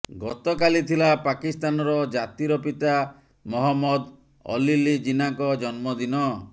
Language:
Odia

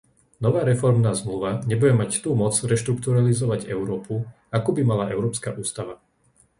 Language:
Slovak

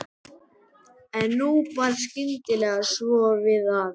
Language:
Icelandic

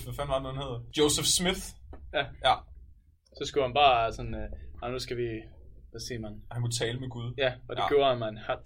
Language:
Danish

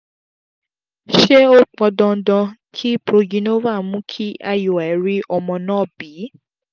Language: Yoruba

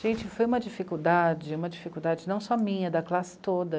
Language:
Portuguese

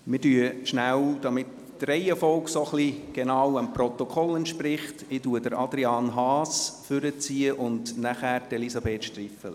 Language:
Swiss German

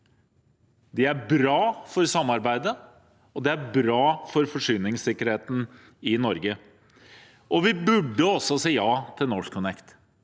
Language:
Norwegian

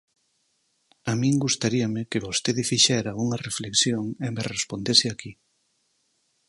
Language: Galician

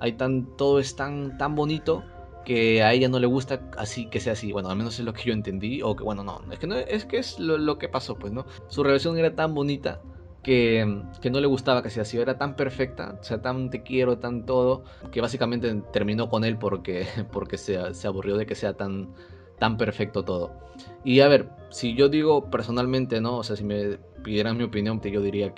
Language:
Spanish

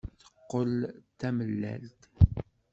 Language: Kabyle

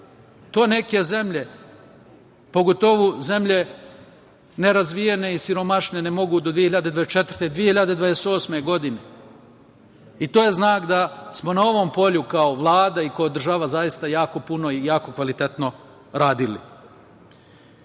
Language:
Serbian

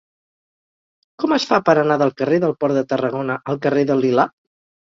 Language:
Catalan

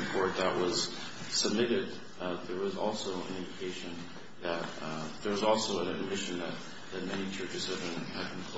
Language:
English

